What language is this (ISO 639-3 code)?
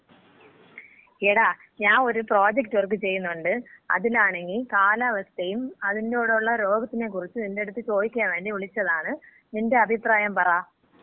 mal